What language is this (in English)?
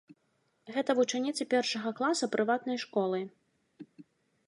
Belarusian